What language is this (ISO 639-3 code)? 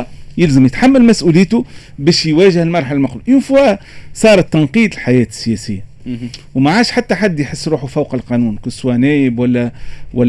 ara